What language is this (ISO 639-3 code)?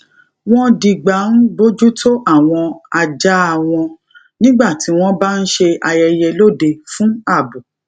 yor